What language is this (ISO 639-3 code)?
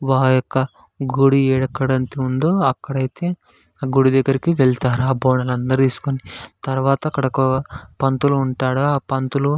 tel